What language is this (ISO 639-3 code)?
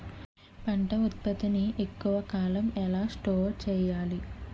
tel